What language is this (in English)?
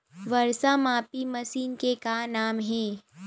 Chhattisgarhi